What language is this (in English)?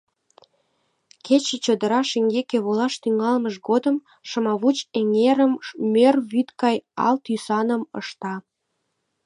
Mari